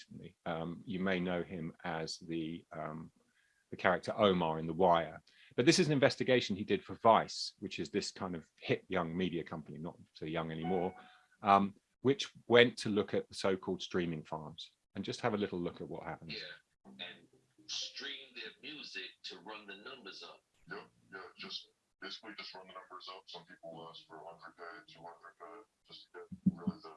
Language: English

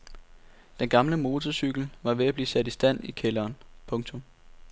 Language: Danish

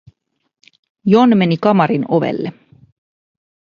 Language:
Finnish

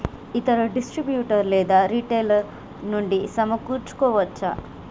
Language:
Telugu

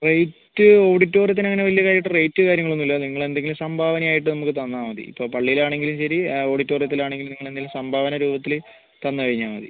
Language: Malayalam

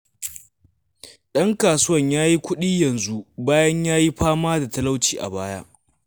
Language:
Hausa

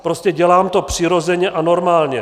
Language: Czech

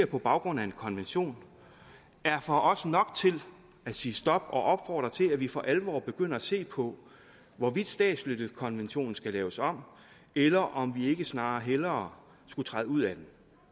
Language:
Danish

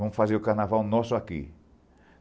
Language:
Portuguese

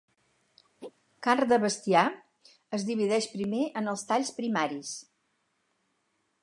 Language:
Catalan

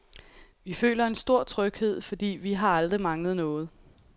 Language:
Danish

